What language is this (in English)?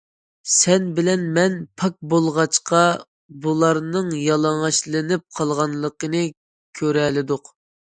Uyghur